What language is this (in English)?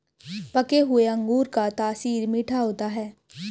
Hindi